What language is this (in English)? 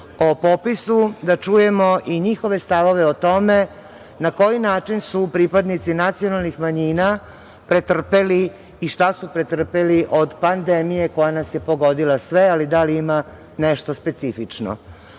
Serbian